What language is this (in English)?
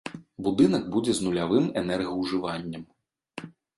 Belarusian